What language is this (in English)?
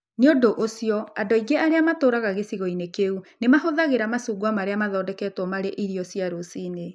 Kikuyu